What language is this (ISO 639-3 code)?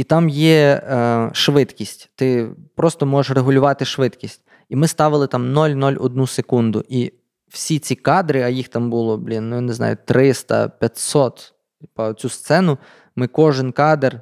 ukr